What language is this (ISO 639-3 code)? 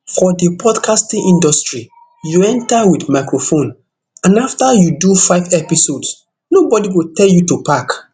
pcm